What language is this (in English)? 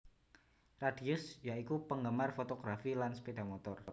Javanese